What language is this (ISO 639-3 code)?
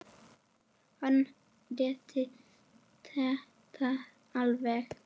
isl